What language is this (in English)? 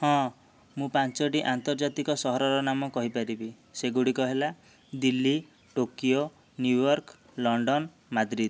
Odia